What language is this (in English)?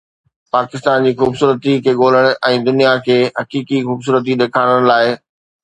Sindhi